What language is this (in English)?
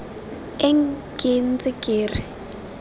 Tswana